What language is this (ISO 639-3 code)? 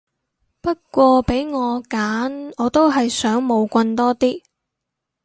yue